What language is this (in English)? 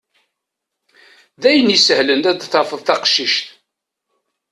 Kabyle